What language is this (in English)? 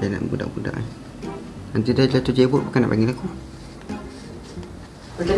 Malay